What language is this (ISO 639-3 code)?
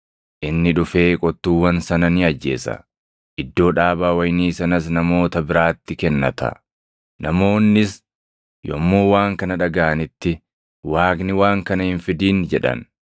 orm